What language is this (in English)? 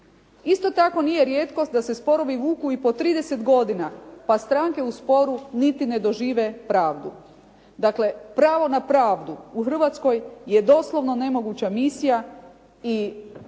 Croatian